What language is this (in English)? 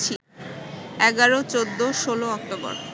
Bangla